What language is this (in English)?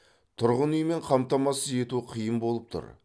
Kazakh